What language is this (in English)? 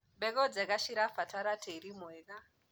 Kikuyu